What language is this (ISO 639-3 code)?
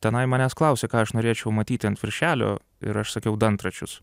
lit